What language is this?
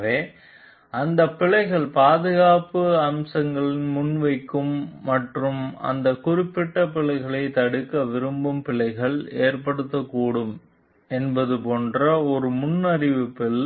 Tamil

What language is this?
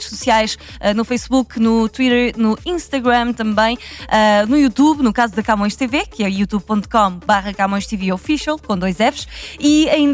Portuguese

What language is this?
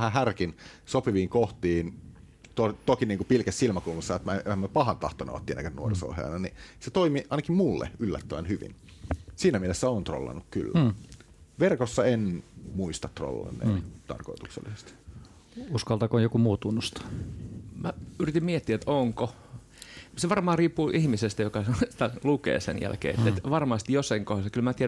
Finnish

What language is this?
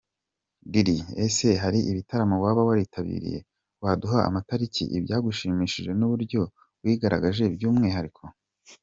Kinyarwanda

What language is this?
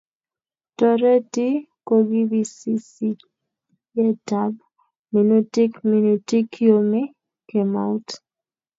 Kalenjin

